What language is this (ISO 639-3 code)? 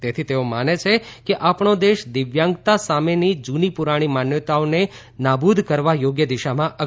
guj